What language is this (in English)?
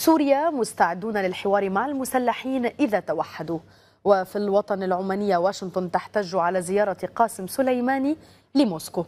Arabic